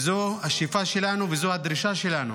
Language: Hebrew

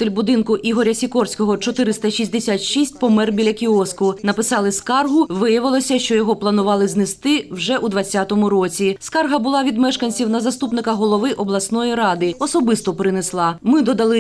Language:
Ukrainian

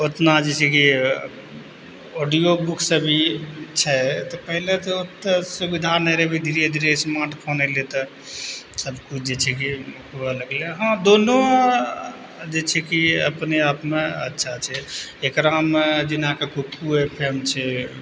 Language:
Maithili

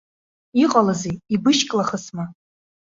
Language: Abkhazian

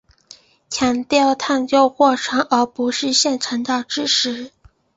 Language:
Chinese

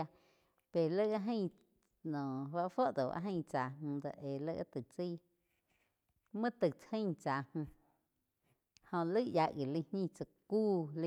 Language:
Quiotepec Chinantec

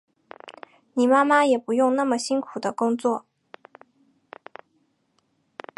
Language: Chinese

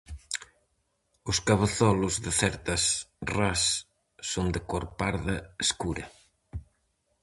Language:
Galician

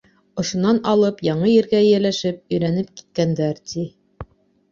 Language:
Bashkir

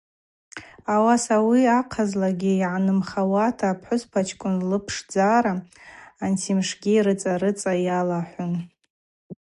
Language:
Abaza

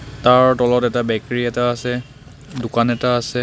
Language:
Assamese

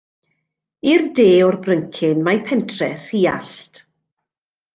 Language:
Welsh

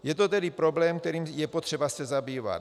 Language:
Czech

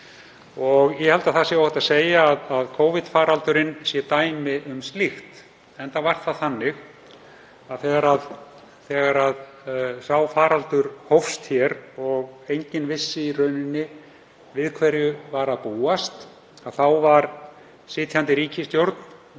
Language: Icelandic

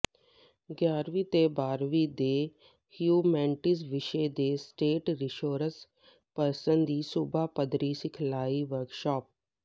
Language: Punjabi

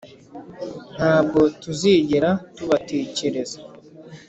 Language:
Kinyarwanda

